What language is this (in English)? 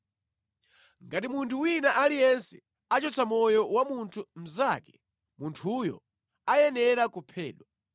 Nyanja